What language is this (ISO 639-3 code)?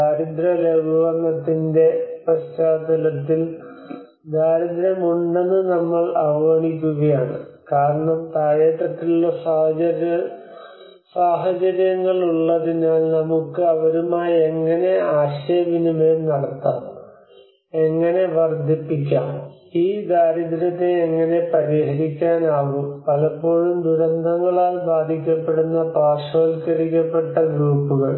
mal